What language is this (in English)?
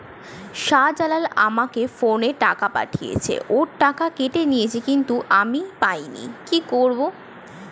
Bangla